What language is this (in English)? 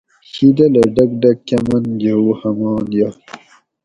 Gawri